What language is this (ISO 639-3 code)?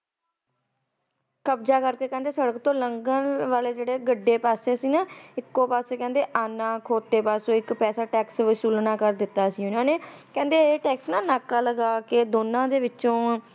pan